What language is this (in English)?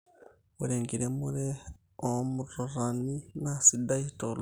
Masai